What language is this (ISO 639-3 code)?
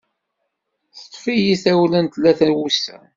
kab